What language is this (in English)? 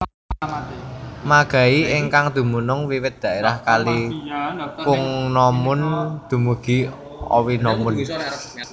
Javanese